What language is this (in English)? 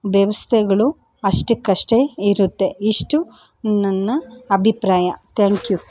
Kannada